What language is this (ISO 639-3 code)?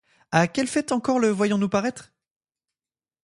fra